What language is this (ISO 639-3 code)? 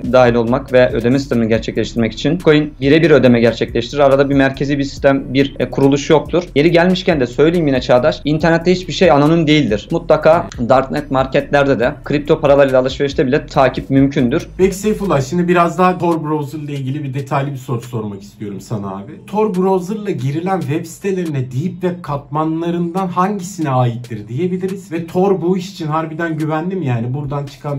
tur